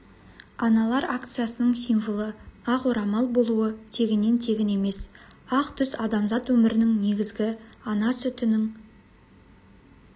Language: Kazakh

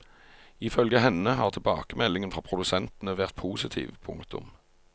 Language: Norwegian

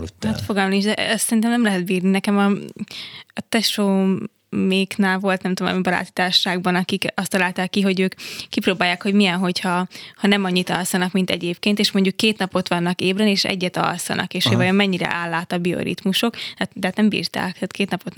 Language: Hungarian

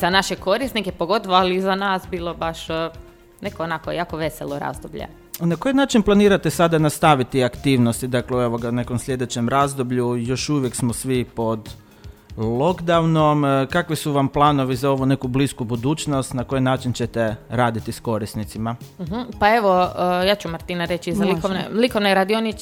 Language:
Croatian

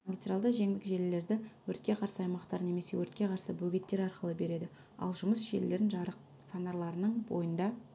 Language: Kazakh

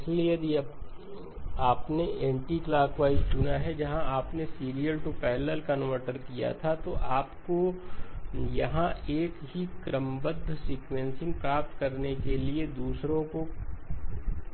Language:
Hindi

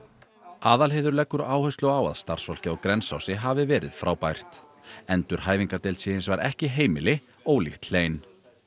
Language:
Icelandic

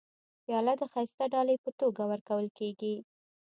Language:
Pashto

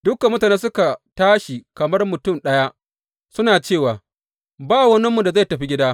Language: Hausa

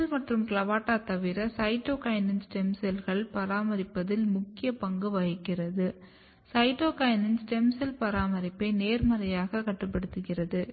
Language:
Tamil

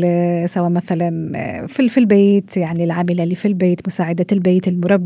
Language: Arabic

